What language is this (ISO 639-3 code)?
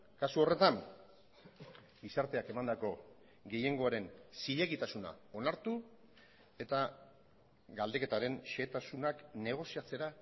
eus